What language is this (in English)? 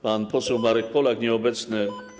Polish